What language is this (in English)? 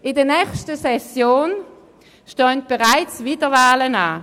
Swiss German